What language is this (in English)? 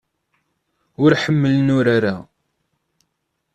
Kabyle